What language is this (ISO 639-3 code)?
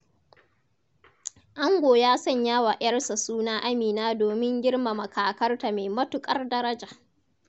hau